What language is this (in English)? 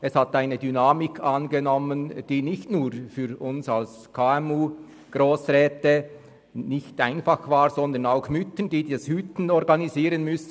Swiss German